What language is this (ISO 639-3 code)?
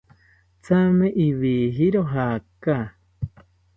cpy